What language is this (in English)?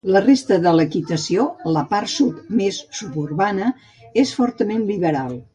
Catalan